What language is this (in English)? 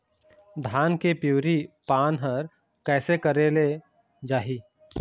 Chhattisgarhi